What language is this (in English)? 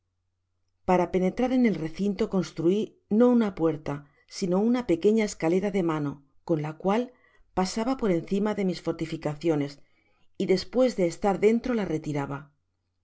Spanish